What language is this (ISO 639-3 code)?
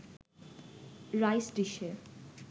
ben